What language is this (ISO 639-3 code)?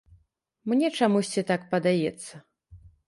bel